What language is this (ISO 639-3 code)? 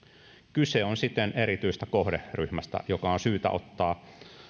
fin